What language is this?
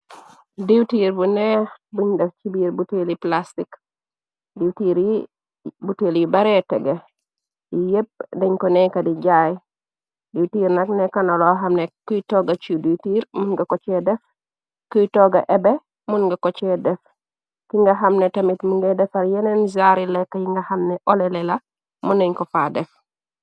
Wolof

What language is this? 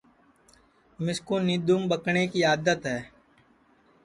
Sansi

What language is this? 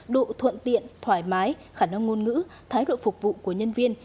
Vietnamese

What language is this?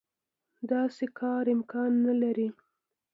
Pashto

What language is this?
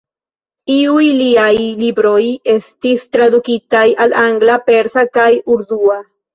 Esperanto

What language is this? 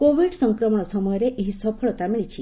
Odia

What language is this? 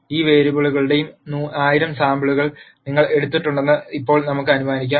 Malayalam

